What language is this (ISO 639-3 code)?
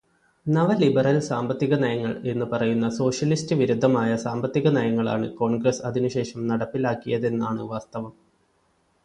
mal